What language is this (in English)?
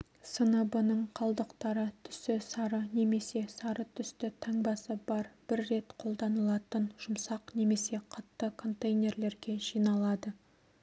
Kazakh